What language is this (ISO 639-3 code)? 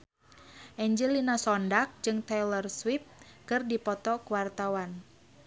sun